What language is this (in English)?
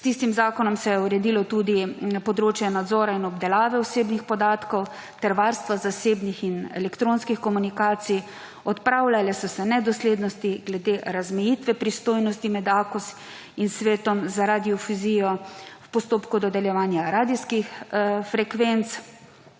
Slovenian